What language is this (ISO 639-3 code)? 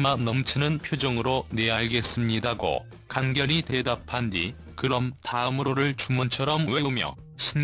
kor